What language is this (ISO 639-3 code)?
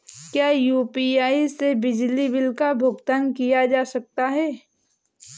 hin